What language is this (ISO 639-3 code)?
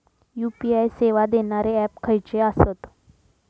mar